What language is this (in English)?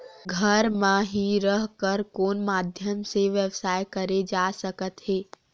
Chhattisgarhi